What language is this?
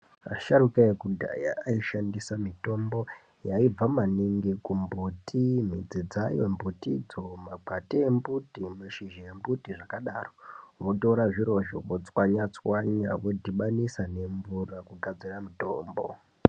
Ndau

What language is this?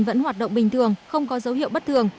Vietnamese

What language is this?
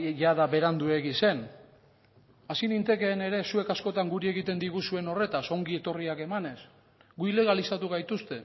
Basque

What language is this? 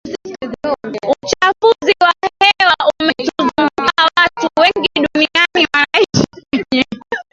Swahili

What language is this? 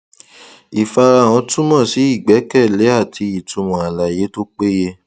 Yoruba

